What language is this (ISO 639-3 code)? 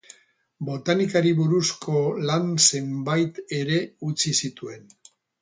eus